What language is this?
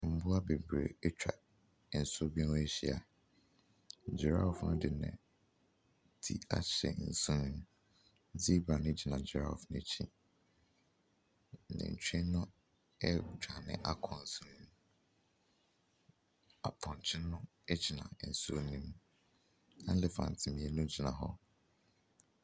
Akan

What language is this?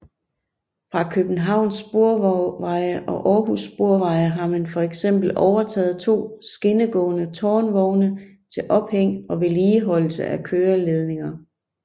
Danish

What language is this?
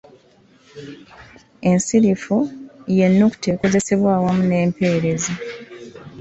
Ganda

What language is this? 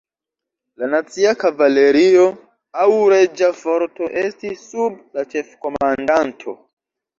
Esperanto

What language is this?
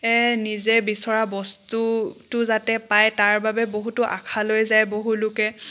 Assamese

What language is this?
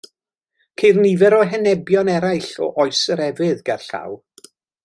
Welsh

